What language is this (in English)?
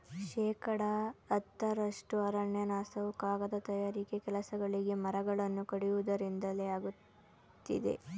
Kannada